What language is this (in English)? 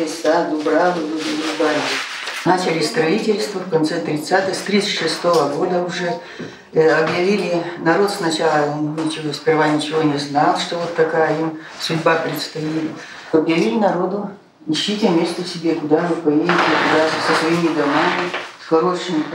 Russian